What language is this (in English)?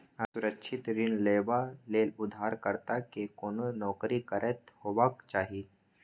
Maithili